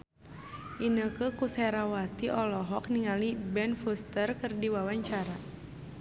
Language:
Sundanese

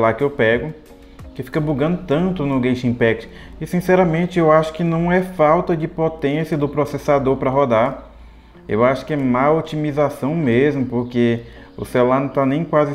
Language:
Portuguese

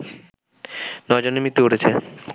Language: Bangla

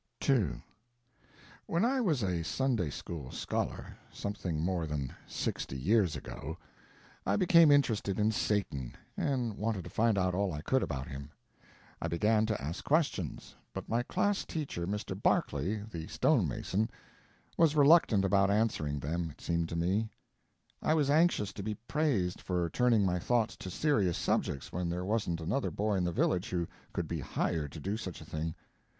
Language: English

